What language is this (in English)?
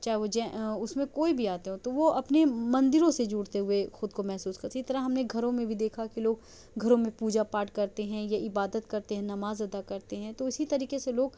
Urdu